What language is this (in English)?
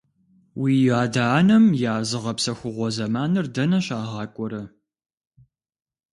Kabardian